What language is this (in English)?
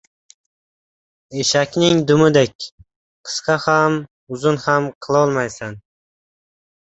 Uzbek